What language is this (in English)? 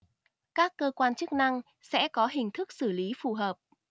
Vietnamese